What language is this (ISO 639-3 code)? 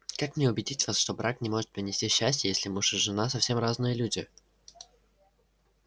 rus